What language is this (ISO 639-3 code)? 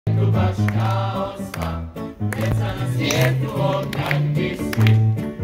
pol